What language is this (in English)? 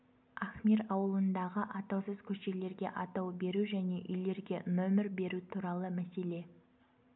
Kazakh